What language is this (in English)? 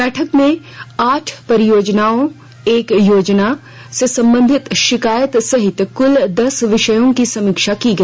Hindi